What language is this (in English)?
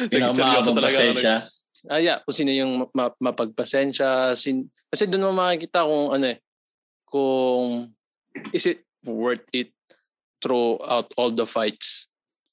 Filipino